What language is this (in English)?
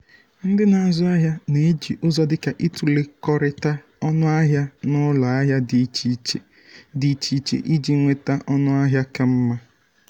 Igbo